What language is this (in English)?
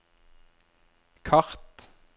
Norwegian